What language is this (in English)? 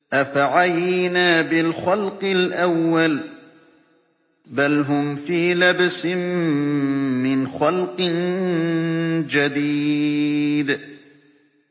Arabic